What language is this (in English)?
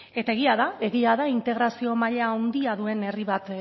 Basque